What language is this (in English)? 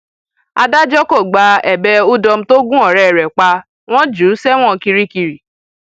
Yoruba